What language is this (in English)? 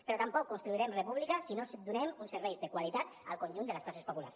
Catalan